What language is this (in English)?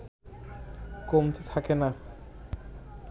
Bangla